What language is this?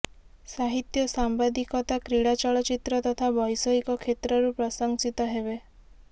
Odia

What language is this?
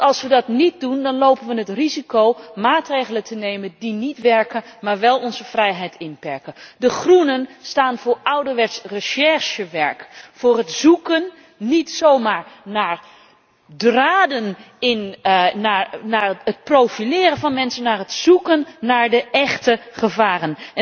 Dutch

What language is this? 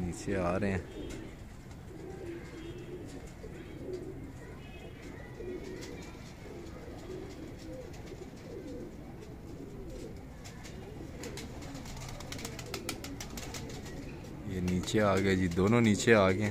Hindi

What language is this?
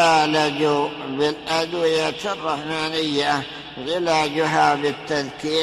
Arabic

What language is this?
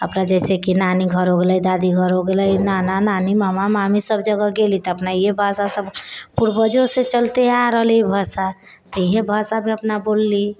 Maithili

